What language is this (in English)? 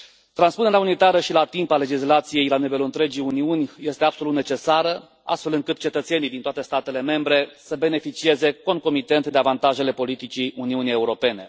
Romanian